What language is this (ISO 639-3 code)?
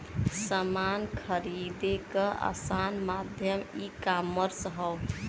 bho